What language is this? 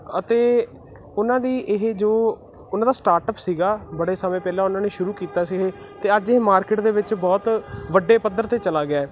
Punjabi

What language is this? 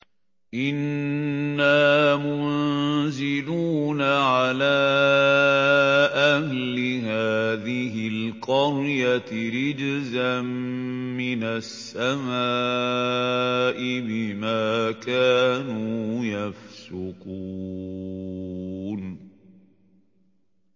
Arabic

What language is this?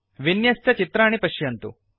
Sanskrit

